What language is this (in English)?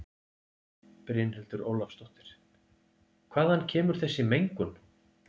Icelandic